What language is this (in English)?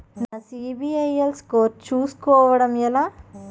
Telugu